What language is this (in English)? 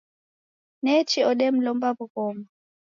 Taita